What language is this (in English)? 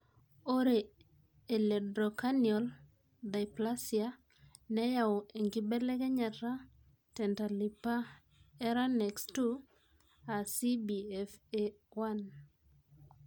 Masai